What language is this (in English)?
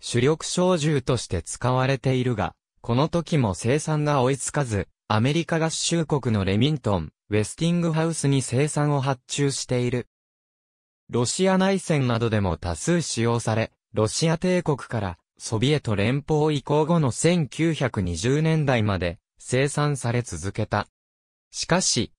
Japanese